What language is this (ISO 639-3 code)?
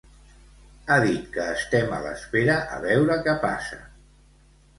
cat